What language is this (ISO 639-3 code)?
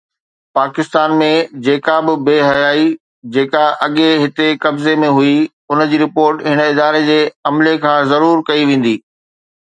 snd